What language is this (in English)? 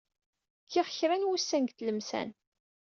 Kabyle